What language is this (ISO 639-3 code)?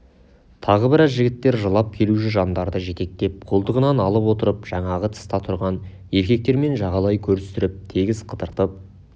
kaz